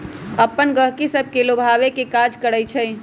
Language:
Magahi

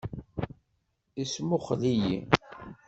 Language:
Kabyle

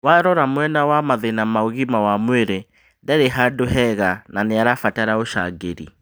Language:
Kikuyu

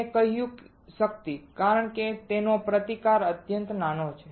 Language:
Gujarati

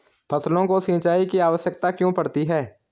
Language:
Hindi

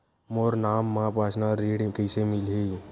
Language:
Chhattisgarhi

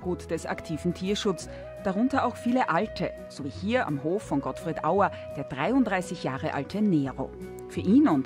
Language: German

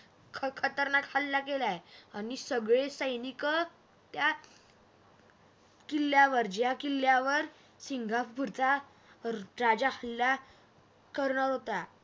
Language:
Marathi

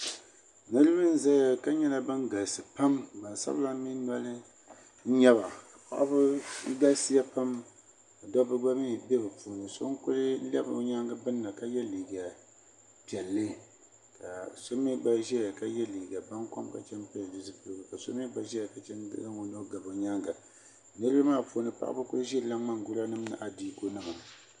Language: Dagbani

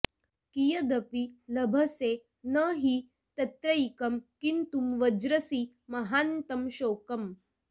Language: Sanskrit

